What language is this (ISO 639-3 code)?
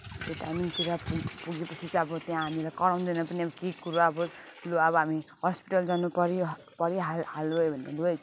nep